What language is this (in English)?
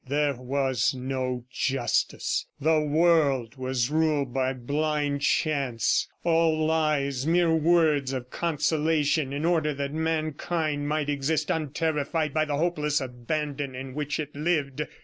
English